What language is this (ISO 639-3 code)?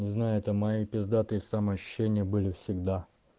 rus